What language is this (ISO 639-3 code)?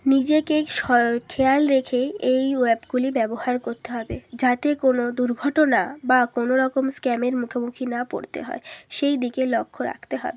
ben